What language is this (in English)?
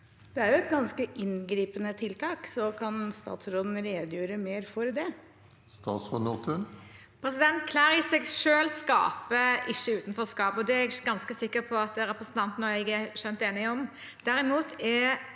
Norwegian